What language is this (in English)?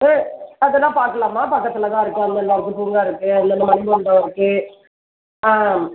Tamil